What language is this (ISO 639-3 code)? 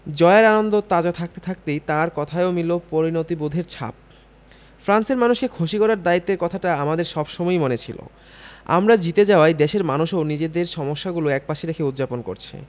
ben